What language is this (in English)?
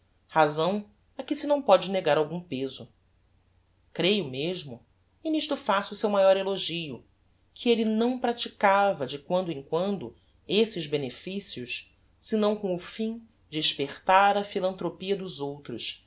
Portuguese